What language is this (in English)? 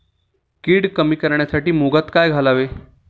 Marathi